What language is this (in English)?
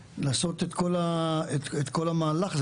Hebrew